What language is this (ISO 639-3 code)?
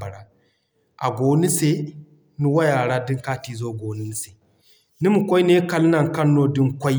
dje